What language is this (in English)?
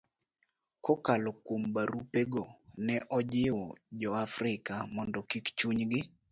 Luo (Kenya and Tanzania)